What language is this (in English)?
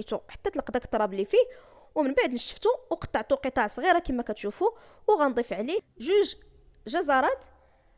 Arabic